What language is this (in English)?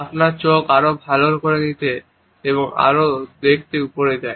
Bangla